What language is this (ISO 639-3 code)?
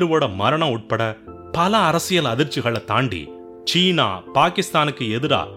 tam